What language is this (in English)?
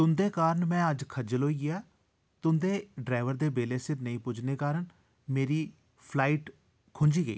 Dogri